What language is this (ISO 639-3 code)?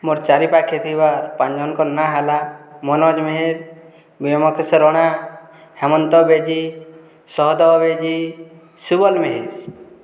ori